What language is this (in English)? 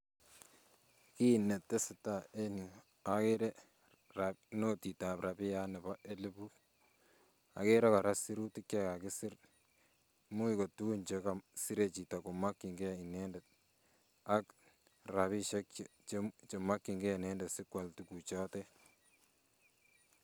Kalenjin